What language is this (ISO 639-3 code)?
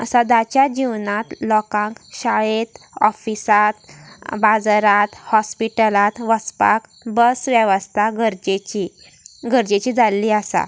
kok